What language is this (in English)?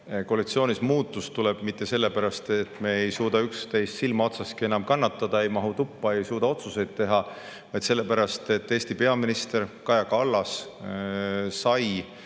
Estonian